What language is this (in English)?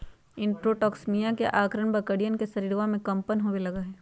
Magahi